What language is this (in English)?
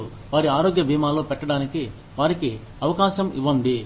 Telugu